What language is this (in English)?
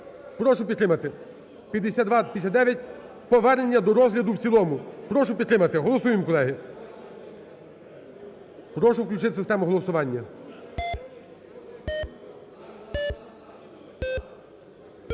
Ukrainian